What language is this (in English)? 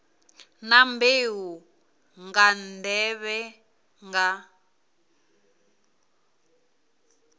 Venda